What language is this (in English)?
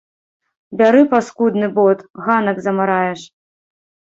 Belarusian